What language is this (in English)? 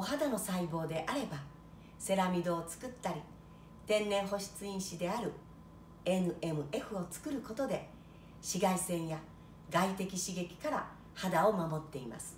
Japanese